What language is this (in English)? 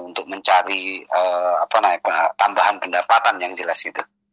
Indonesian